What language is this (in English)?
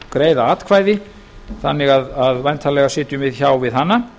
Icelandic